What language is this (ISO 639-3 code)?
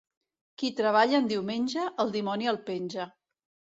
cat